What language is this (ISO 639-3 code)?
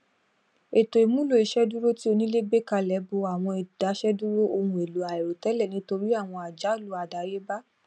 yor